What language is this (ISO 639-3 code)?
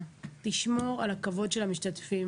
heb